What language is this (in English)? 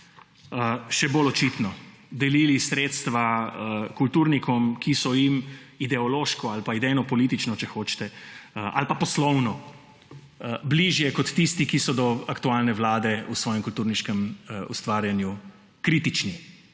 Slovenian